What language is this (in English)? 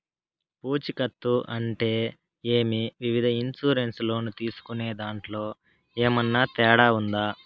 Telugu